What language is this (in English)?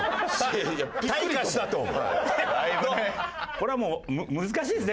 Japanese